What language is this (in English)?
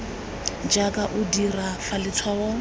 Tswana